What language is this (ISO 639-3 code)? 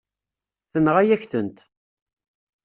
kab